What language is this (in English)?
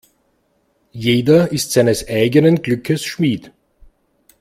German